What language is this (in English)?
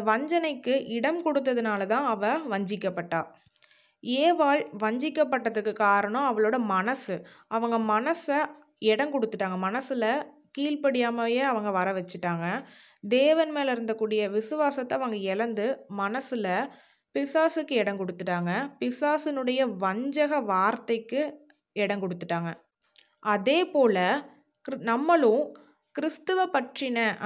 Tamil